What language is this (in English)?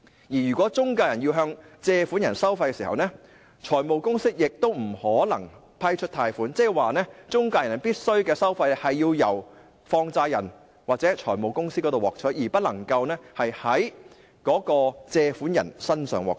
Cantonese